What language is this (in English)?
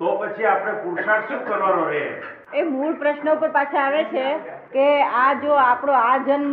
Gujarati